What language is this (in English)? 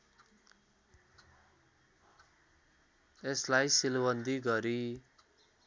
Nepali